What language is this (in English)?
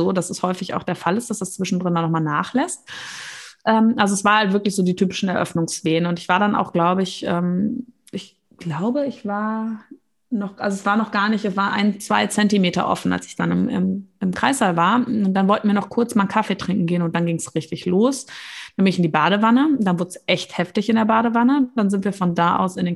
German